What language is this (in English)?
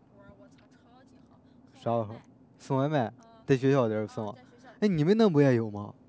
Chinese